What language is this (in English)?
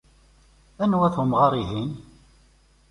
Kabyle